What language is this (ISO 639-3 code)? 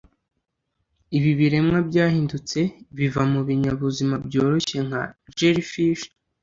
kin